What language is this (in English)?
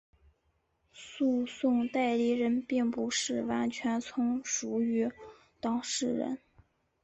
Chinese